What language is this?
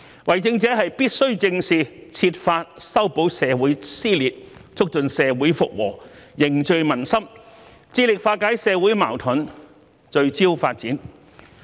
Cantonese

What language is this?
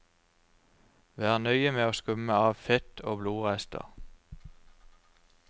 Norwegian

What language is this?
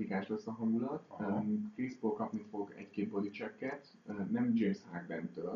Hungarian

